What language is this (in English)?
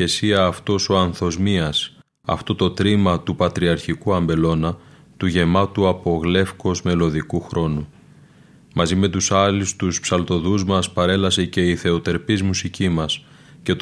Greek